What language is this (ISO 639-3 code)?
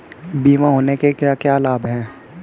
hin